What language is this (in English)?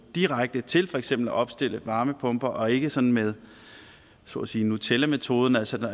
Danish